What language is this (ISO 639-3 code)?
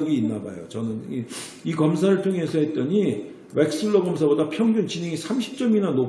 kor